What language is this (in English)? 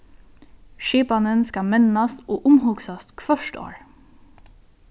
Faroese